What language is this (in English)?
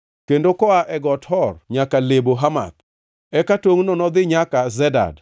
Luo (Kenya and Tanzania)